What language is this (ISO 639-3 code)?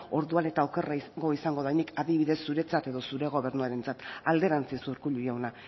eus